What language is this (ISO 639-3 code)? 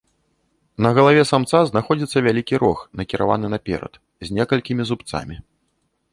bel